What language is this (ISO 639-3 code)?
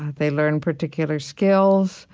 eng